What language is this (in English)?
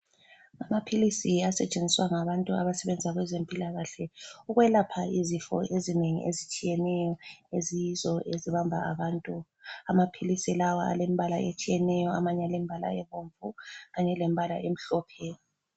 North Ndebele